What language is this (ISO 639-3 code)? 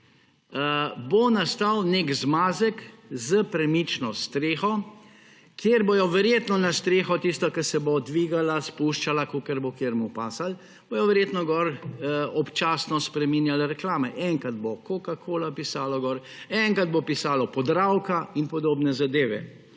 slv